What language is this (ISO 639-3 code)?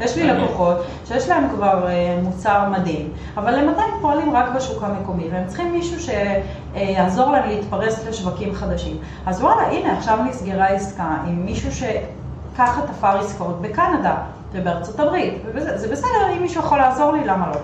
heb